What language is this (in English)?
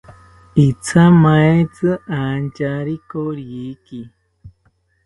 South Ucayali Ashéninka